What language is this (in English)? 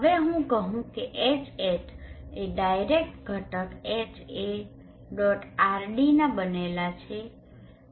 Gujarati